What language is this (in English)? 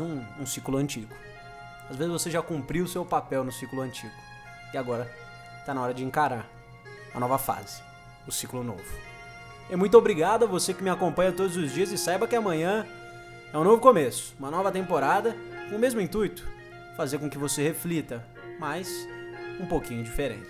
Portuguese